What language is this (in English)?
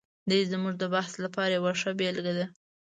Pashto